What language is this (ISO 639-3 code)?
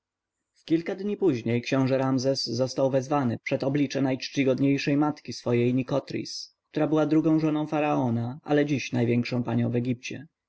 pol